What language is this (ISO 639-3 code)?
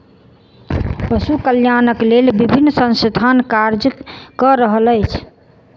mai